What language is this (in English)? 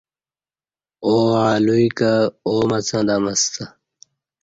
Kati